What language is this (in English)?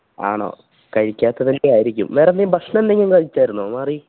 Malayalam